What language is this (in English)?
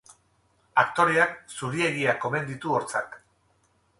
Basque